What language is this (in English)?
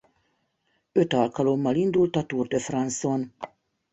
Hungarian